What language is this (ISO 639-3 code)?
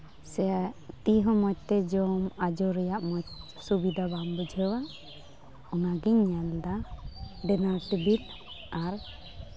sat